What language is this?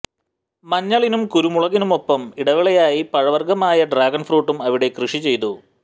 Malayalam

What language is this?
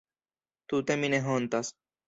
Esperanto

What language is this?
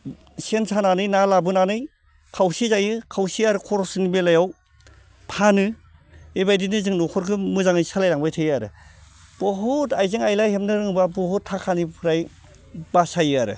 Bodo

